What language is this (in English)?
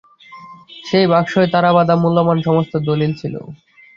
Bangla